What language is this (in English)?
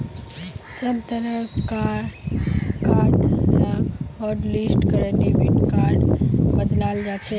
Magahi